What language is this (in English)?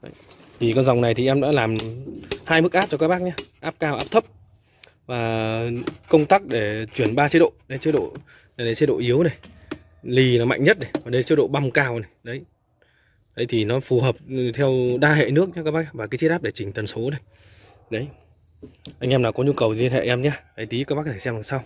Vietnamese